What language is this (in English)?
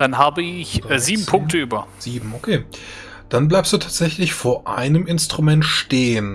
German